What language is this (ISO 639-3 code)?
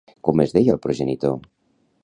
cat